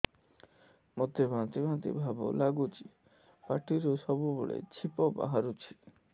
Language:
Odia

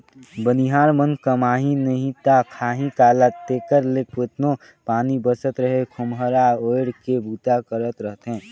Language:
Chhattisgarhi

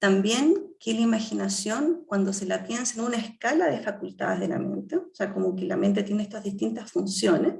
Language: Spanish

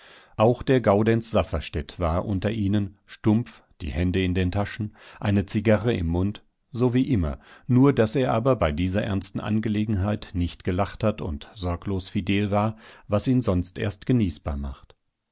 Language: German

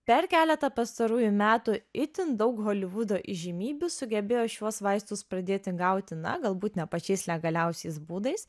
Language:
Lithuanian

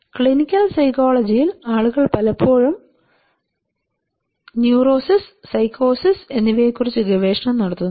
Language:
Malayalam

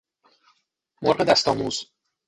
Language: Persian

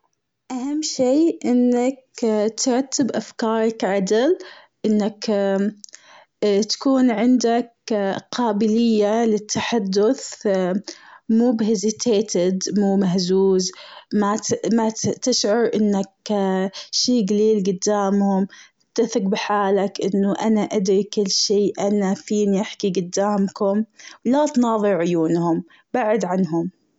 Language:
Gulf Arabic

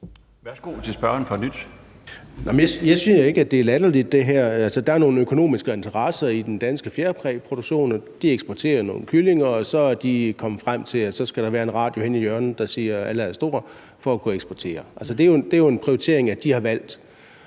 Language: Danish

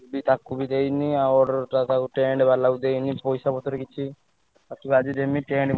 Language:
Odia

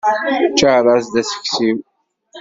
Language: Kabyle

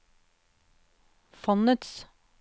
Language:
Norwegian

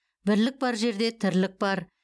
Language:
Kazakh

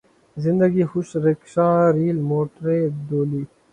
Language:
Urdu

